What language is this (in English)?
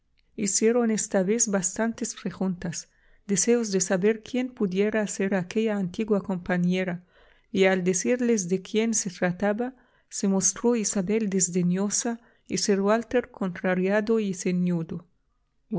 Spanish